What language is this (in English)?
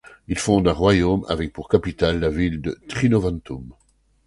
French